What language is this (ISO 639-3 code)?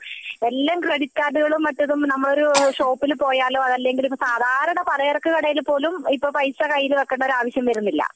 mal